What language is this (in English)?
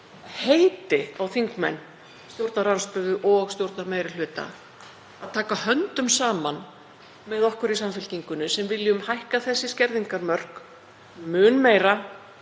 Icelandic